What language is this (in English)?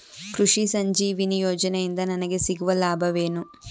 Kannada